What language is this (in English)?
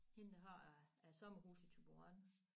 Danish